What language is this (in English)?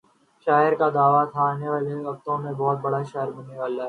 Urdu